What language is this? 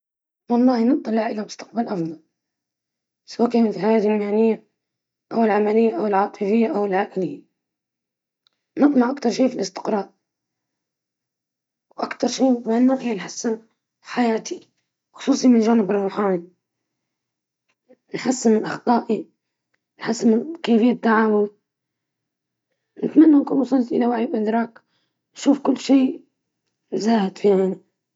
Libyan Arabic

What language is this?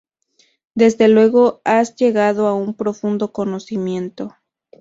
Spanish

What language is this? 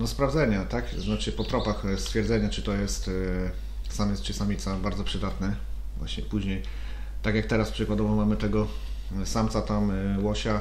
Polish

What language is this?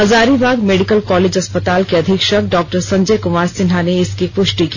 Hindi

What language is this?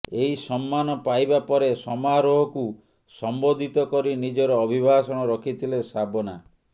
Odia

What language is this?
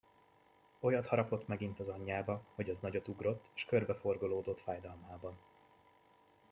Hungarian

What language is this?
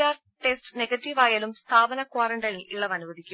Malayalam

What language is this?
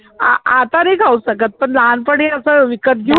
Marathi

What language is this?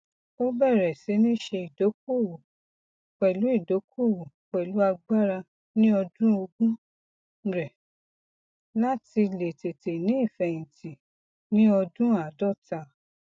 Yoruba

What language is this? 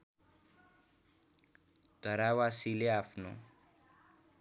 Nepali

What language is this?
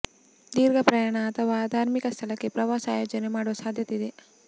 Kannada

